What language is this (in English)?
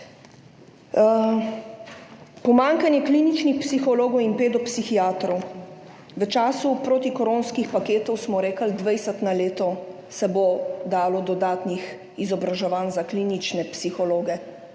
Slovenian